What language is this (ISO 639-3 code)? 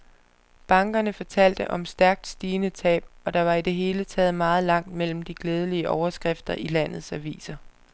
dan